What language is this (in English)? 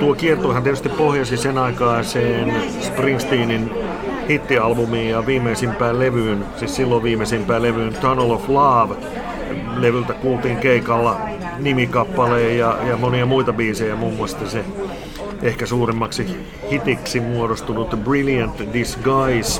Finnish